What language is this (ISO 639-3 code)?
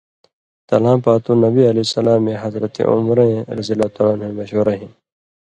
mvy